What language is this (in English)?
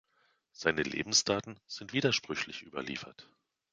German